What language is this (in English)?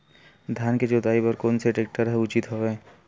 Chhattisgarhi